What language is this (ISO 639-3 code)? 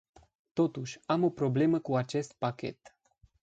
ron